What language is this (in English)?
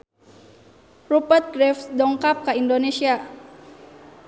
Sundanese